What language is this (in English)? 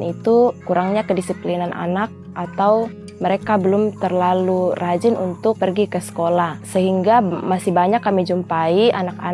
Indonesian